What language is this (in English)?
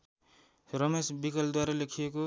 Nepali